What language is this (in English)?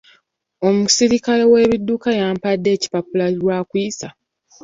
Ganda